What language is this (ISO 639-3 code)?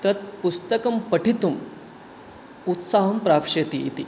san